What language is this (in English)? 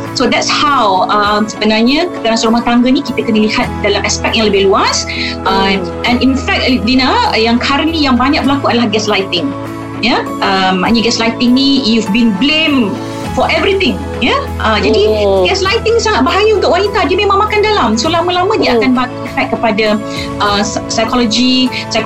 Malay